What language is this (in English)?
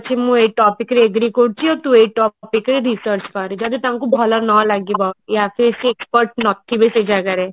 Odia